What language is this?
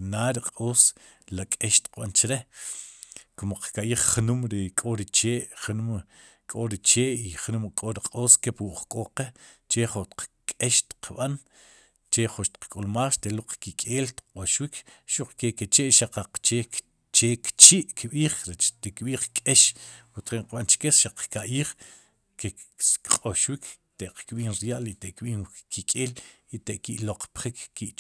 Sipacapense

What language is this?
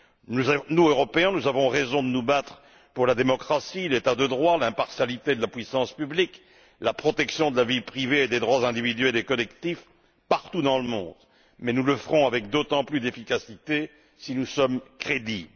French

